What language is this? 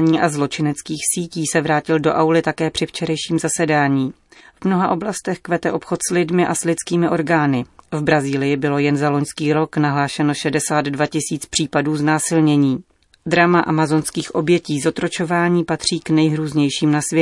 Czech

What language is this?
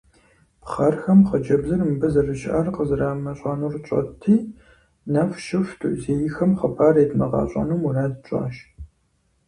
Kabardian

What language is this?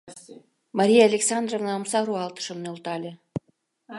Mari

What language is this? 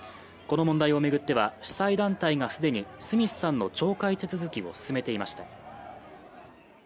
Japanese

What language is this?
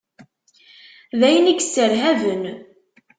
Kabyle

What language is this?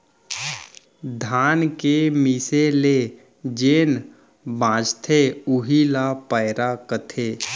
Chhattisgarhi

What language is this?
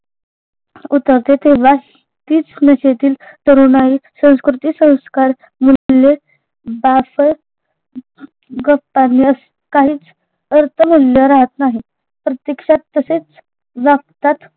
Marathi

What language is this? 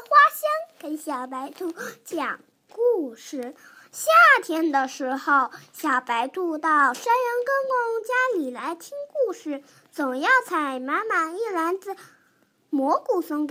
Chinese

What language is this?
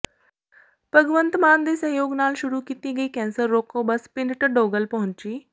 Punjabi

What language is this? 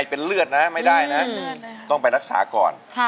Thai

